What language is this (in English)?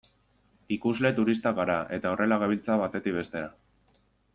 Basque